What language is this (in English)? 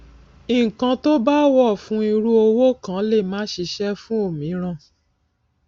Yoruba